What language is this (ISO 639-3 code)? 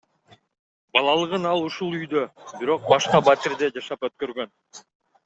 kir